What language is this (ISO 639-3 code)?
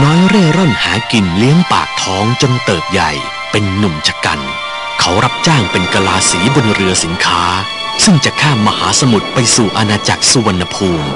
tha